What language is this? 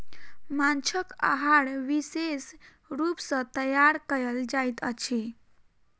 Maithili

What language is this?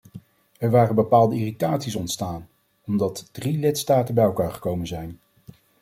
Dutch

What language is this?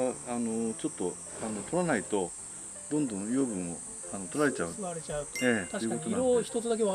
Japanese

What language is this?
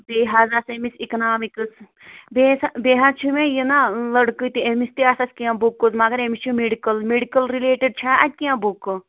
Kashmiri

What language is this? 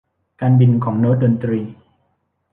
Thai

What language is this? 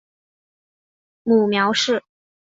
Chinese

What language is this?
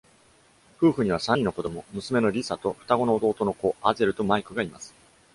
Japanese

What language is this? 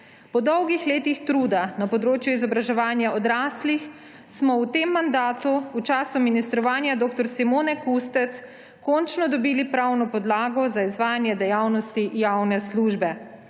Slovenian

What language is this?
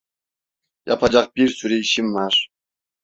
Turkish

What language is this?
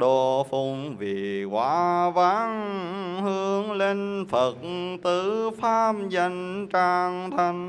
Vietnamese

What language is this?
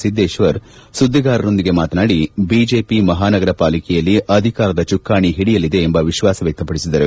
Kannada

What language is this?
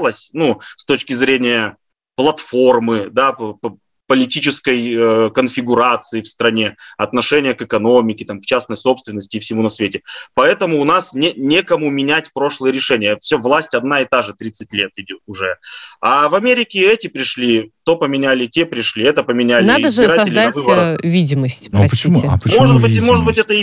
Russian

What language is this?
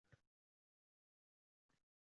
Uzbek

